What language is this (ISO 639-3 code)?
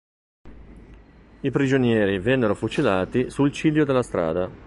ita